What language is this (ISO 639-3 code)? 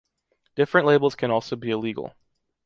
eng